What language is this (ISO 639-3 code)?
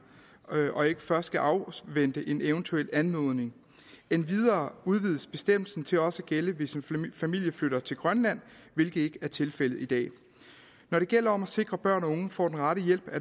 dan